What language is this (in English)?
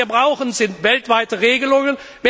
German